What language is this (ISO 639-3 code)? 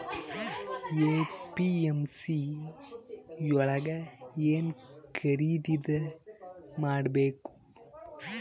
kan